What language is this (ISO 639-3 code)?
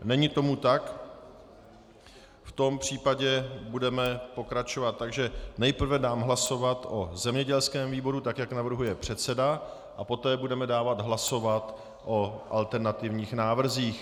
ces